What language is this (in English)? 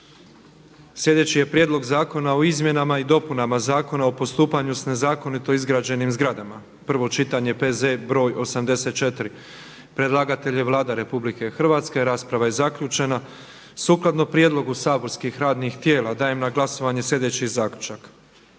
Croatian